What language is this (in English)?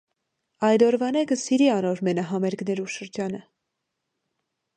Armenian